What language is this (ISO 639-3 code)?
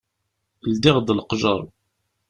kab